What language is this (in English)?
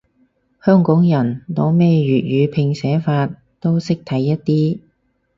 Cantonese